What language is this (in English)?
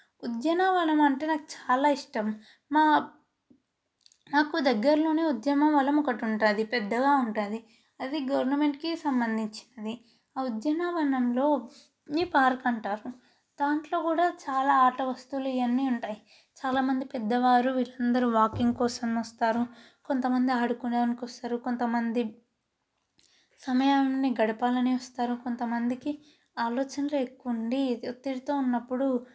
Telugu